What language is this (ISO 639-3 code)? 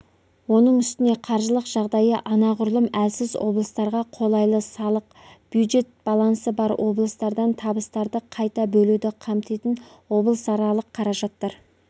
kaz